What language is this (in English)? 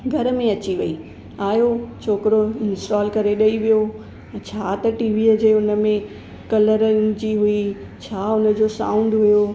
Sindhi